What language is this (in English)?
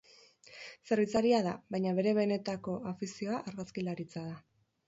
Basque